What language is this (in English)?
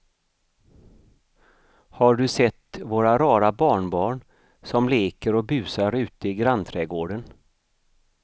Swedish